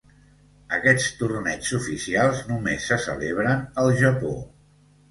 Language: Catalan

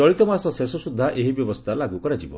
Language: Odia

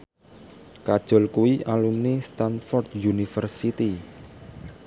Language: Javanese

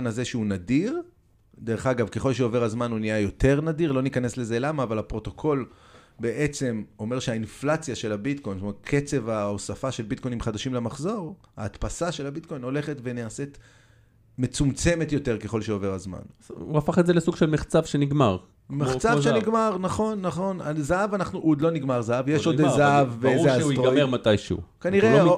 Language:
Hebrew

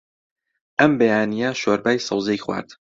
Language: Central Kurdish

